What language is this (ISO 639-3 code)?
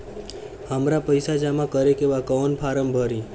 bho